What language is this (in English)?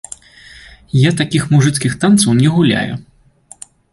Belarusian